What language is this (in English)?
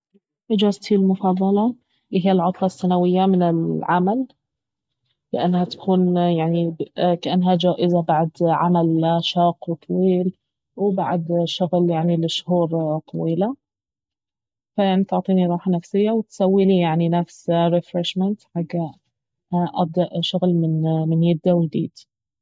Baharna Arabic